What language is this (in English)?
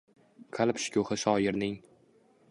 Uzbek